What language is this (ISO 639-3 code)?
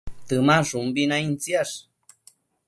mcf